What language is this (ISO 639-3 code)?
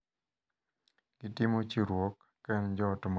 luo